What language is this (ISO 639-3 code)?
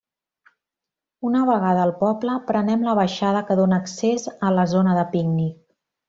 cat